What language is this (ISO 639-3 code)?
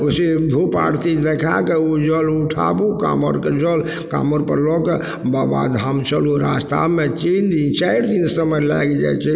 mai